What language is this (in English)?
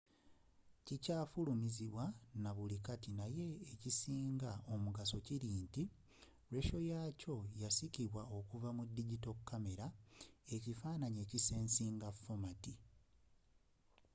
Ganda